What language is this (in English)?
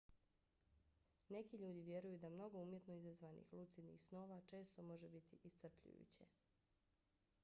Bosnian